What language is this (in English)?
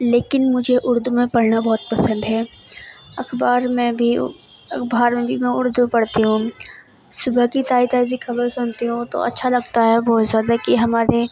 Urdu